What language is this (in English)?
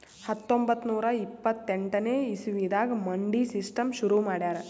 Kannada